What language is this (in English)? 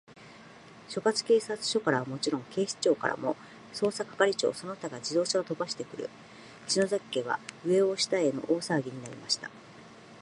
Japanese